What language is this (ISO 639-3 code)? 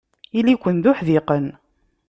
kab